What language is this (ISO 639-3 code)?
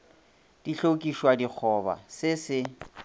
nso